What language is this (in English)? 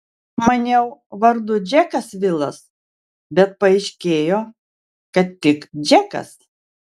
Lithuanian